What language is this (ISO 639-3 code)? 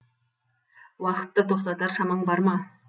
kaz